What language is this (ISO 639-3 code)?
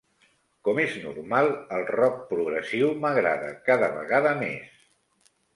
cat